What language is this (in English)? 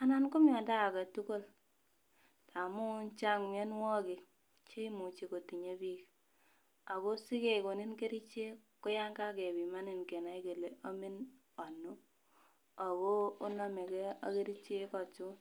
Kalenjin